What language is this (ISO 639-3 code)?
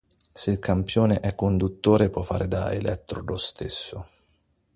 ita